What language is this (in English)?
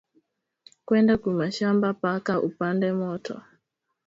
Swahili